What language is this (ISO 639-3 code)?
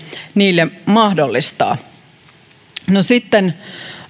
fin